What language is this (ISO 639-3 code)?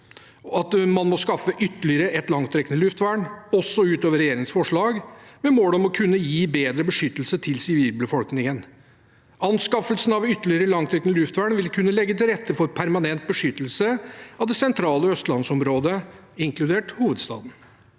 nor